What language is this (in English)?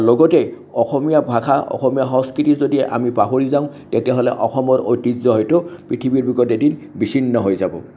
Assamese